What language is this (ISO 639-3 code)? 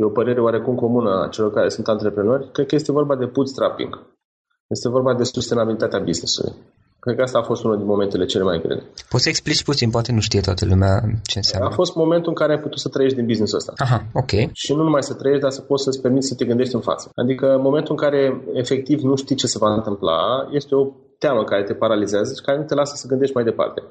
ron